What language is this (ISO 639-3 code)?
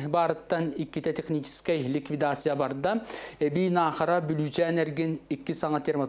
rus